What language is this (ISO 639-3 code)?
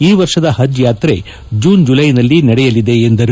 kan